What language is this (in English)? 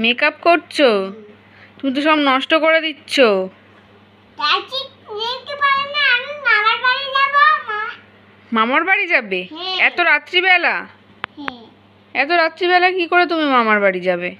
Dutch